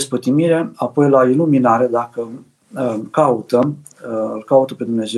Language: Romanian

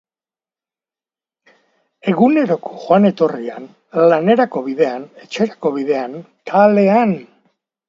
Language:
Basque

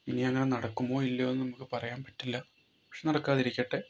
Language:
Malayalam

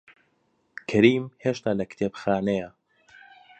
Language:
Central Kurdish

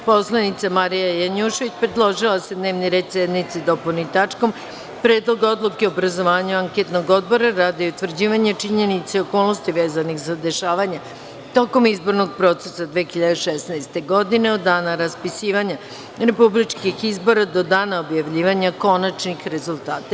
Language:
Serbian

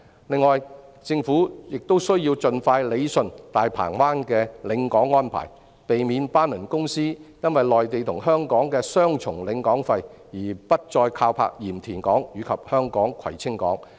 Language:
Cantonese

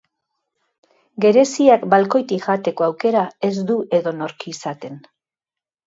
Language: Basque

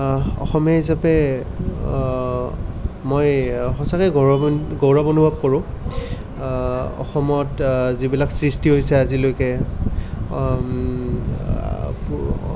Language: Assamese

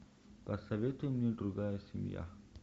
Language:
Russian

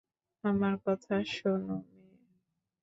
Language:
Bangla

